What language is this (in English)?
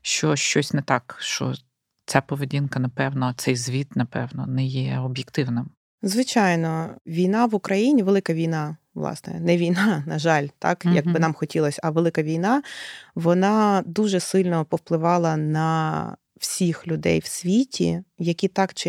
Ukrainian